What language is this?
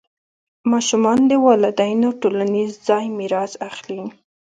Pashto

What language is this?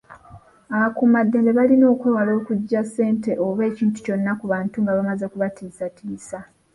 Ganda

